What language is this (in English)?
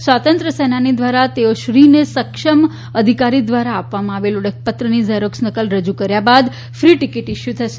Gujarati